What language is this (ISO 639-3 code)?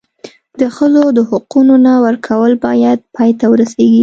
pus